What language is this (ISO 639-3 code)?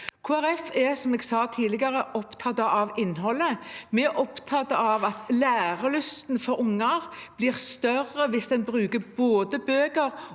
nor